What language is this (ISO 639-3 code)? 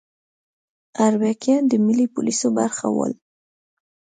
pus